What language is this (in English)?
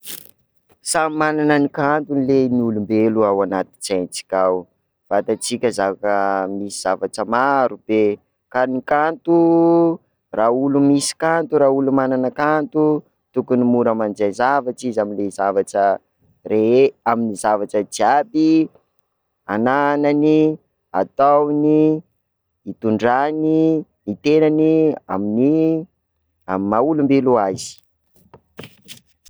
Sakalava Malagasy